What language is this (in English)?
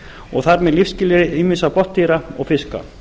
Icelandic